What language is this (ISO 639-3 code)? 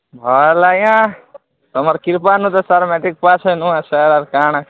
ori